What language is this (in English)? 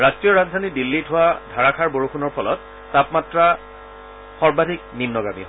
Assamese